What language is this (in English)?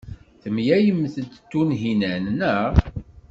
Kabyle